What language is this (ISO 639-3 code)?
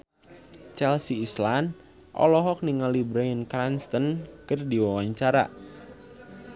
sun